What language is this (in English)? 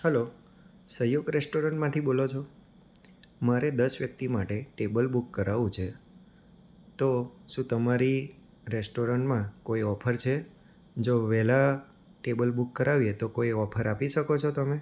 Gujarati